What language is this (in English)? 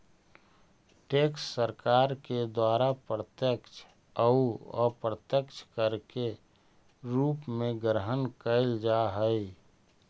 Magahi